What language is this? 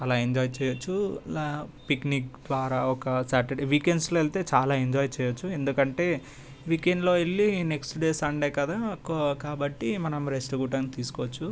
Telugu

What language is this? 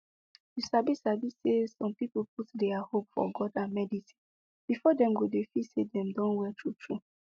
Nigerian Pidgin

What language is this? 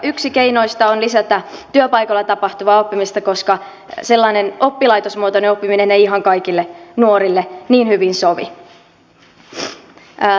Finnish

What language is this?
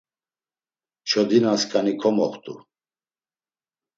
Laz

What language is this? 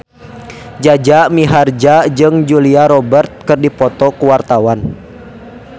Sundanese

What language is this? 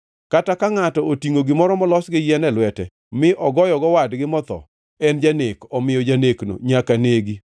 Luo (Kenya and Tanzania)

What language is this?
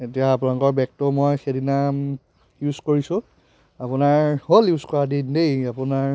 Assamese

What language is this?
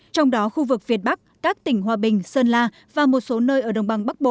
Vietnamese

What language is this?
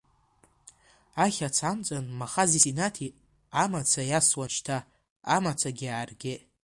Abkhazian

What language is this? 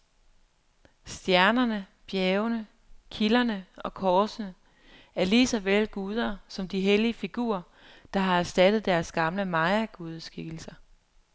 Danish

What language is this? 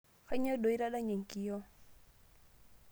Masai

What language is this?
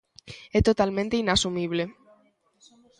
Galician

